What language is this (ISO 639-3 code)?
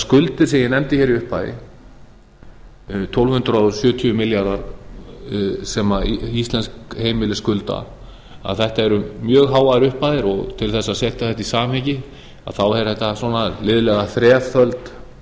isl